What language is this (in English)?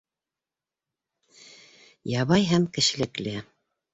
Bashkir